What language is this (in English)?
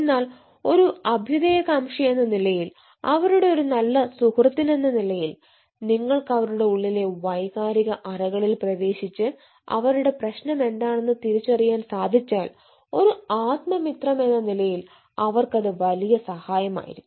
Malayalam